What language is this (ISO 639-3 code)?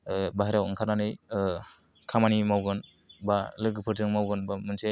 brx